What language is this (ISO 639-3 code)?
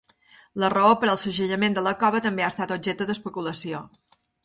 cat